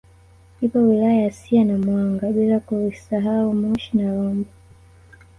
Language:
Swahili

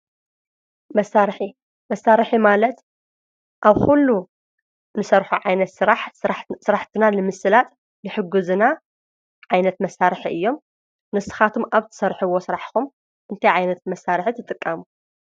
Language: Tigrinya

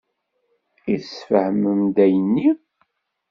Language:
Kabyle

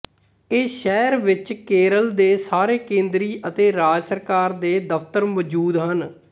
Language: Punjabi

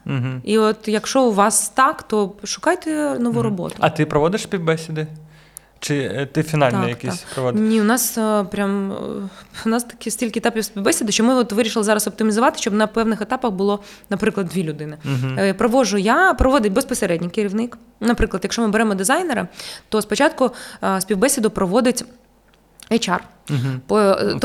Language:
Ukrainian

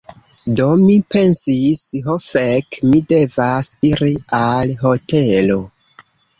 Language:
Esperanto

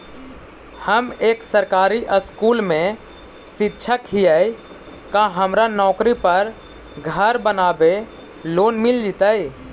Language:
Magahi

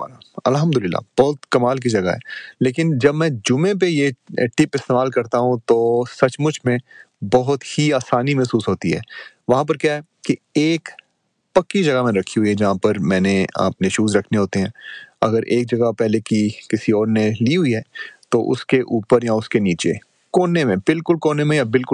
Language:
Urdu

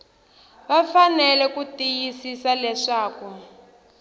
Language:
Tsonga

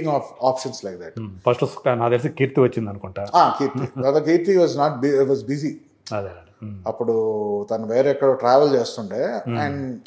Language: Telugu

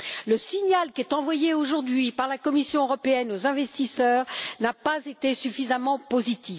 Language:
French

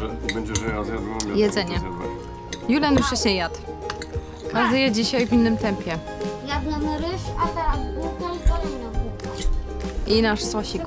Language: Polish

